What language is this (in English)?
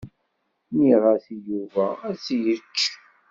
Kabyle